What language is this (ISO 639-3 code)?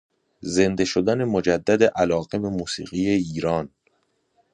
fas